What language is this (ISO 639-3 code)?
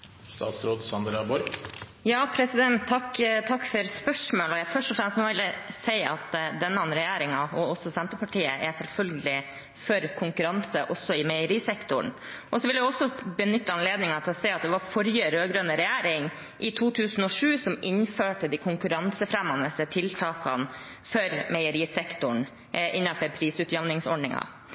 nob